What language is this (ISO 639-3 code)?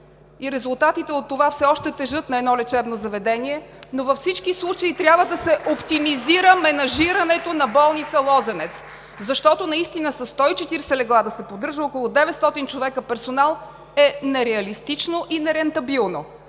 bul